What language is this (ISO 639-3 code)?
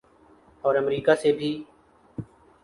urd